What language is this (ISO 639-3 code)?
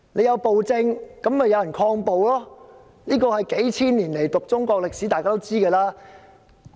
yue